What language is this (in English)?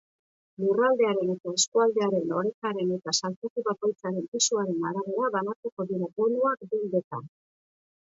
Basque